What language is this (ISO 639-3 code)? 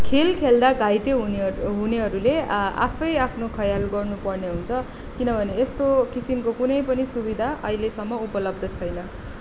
nep